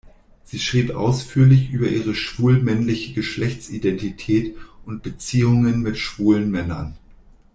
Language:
German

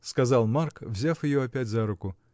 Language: Russian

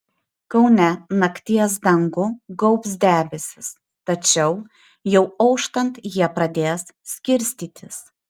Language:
Lithuanian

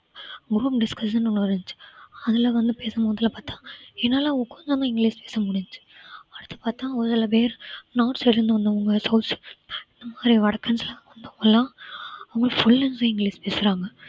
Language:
Tamil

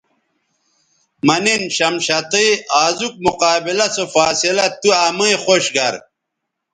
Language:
Bateri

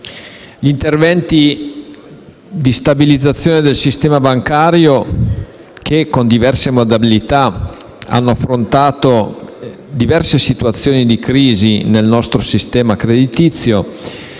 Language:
Italian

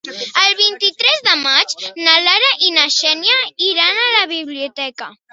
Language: Catalan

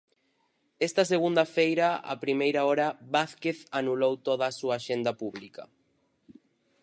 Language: Galician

